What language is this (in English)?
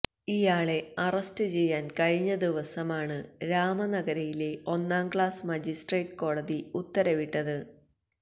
Malayalam